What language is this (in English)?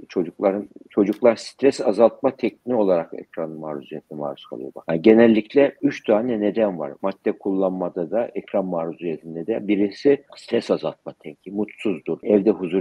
Turkish